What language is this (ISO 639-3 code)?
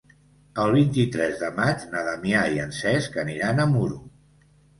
cat